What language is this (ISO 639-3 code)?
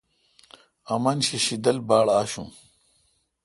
xka